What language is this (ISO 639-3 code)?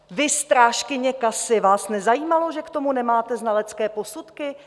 ces